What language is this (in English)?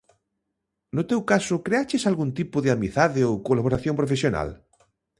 Galician